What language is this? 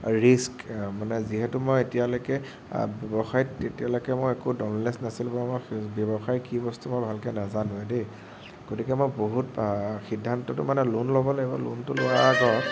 Assamese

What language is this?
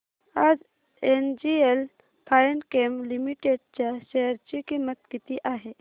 Marathi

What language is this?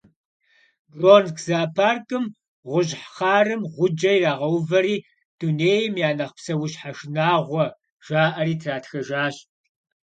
Kabardian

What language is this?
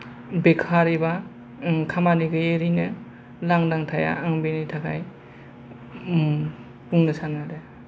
Bodo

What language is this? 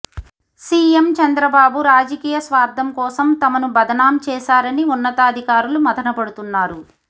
Telugu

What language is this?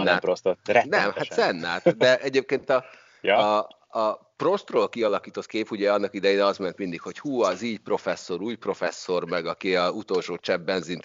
Hungarian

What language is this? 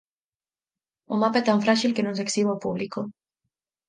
Galician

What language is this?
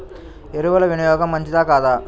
Telugu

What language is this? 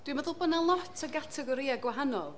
Welsh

